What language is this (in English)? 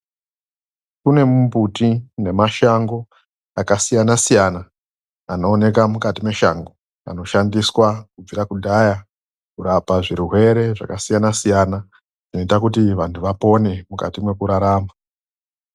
Ndau